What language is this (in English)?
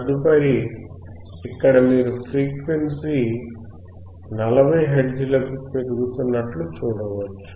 Telugu